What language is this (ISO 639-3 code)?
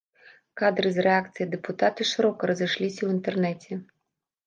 bel